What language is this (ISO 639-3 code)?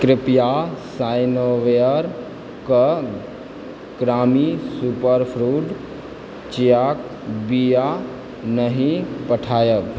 mai